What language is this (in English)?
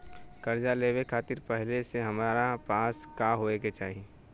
Bhojpuri